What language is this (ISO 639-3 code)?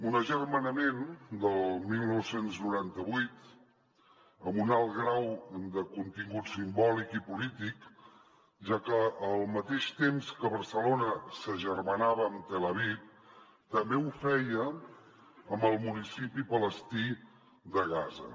cat